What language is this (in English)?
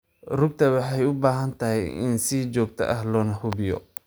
Somali